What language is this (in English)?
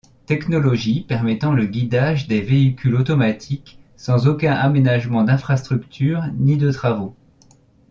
French